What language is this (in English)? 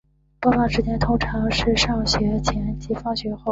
Chinese